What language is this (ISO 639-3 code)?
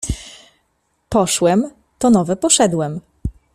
pol